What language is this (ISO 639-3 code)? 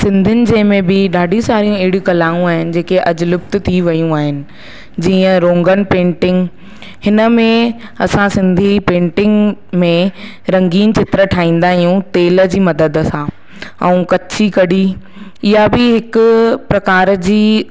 snd